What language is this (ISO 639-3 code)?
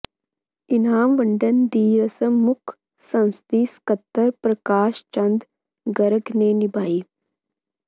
pan